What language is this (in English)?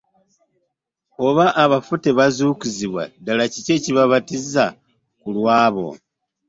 Ganda